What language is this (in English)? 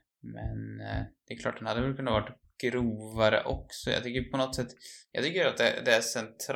Swedish